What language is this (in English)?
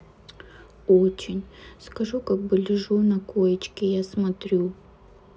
Russian